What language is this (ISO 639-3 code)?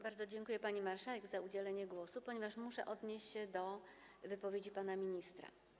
pol